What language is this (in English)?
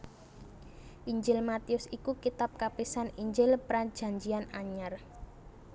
Javanese